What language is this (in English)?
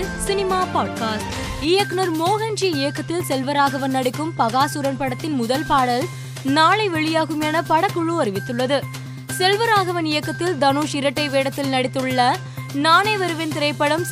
Tamil